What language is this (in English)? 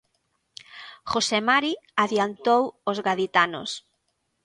Galician